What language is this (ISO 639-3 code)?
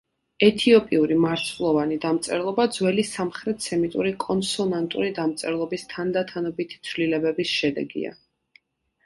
kat